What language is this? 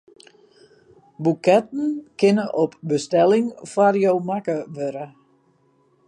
Western Frisian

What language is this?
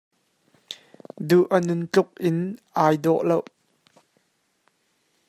Hakha Chin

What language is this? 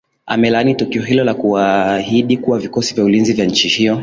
Swahili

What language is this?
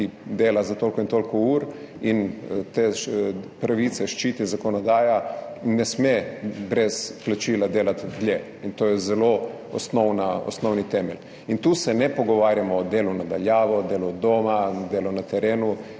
Slovenian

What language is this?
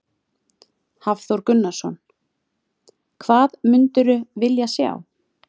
Icelandic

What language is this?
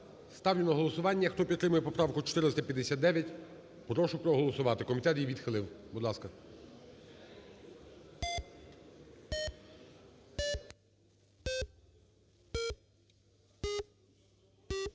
Ukrainian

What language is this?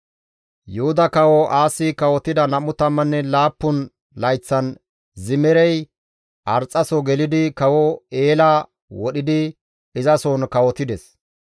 Gamo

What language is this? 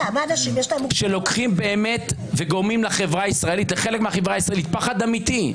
Hebrew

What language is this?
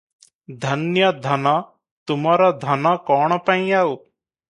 Odia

